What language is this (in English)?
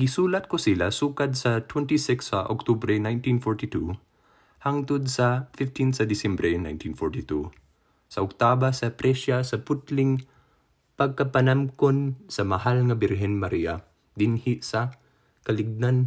Filipino